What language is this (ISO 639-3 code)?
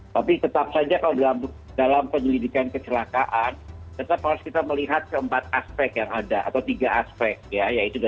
ind